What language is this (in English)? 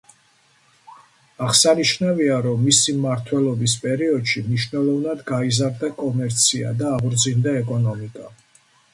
Georgian